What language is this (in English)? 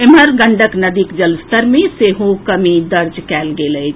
Maithili